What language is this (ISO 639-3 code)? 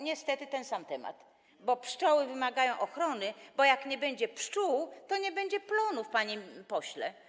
pol